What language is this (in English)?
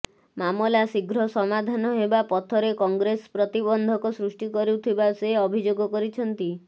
Odia